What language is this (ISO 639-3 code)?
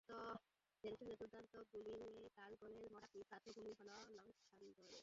ben